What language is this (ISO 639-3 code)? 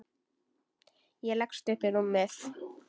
isl